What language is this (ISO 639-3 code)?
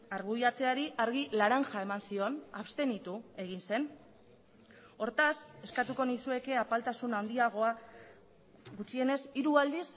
eus